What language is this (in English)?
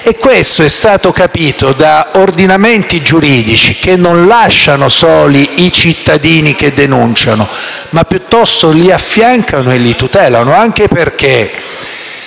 Italian